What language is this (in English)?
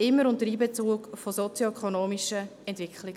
Swiss German